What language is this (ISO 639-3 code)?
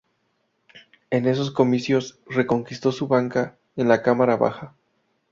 spa